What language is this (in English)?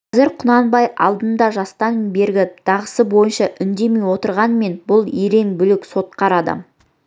Kazakh